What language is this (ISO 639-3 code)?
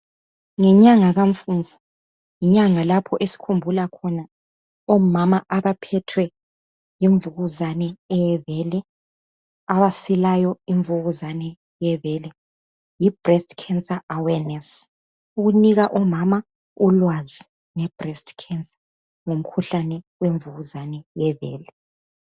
nde